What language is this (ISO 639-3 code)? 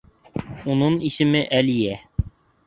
bak